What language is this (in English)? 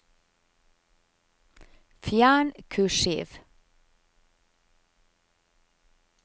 Norwegian